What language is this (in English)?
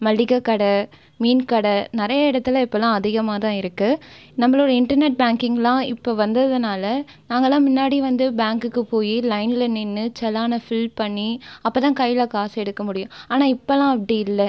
Tamil